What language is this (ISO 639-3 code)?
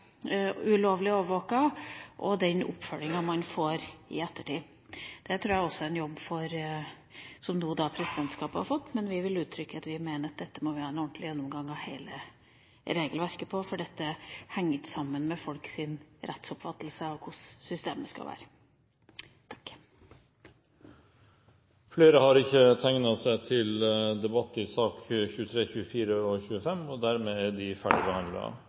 nob